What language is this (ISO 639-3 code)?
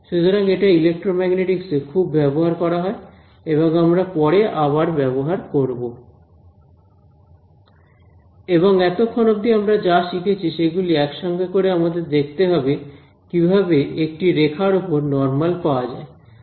ben